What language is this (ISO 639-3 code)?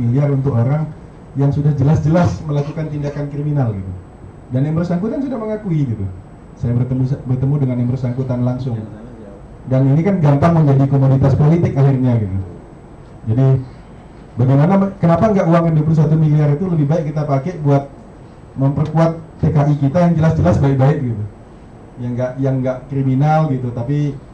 ind